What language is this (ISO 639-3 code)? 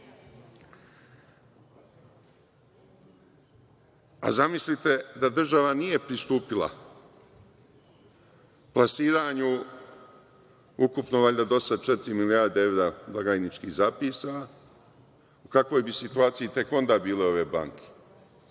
srp